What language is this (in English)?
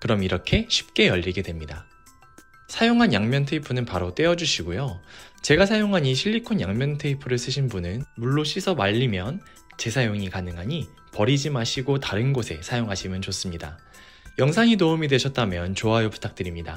Korean